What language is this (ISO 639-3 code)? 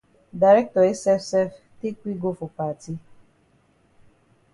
wes